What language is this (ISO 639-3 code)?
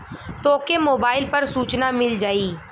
bho